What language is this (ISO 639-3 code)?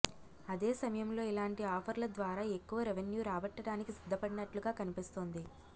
tel